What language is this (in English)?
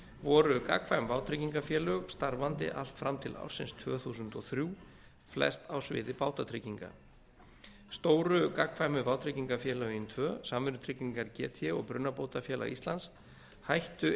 Icelandic